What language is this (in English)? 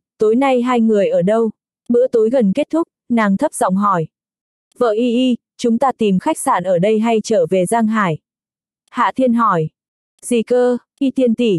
Vietnamese